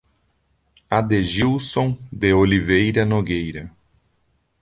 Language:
Portuguese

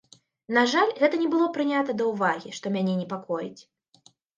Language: Belarusian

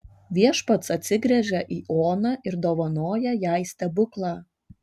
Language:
Lithuanian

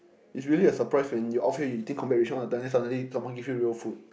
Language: English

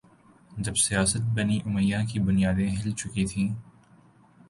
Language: Urdu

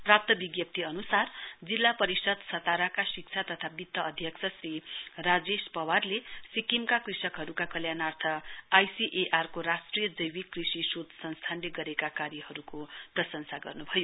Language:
Nepali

